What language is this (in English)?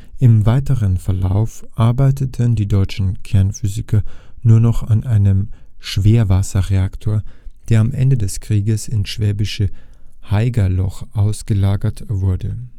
German